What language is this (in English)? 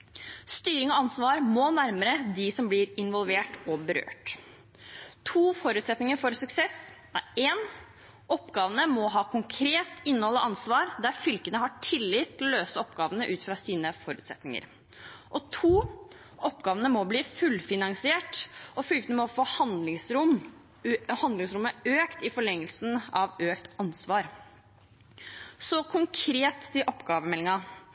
Norwegian Bokmål